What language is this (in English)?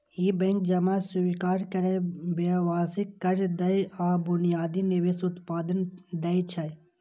Maithili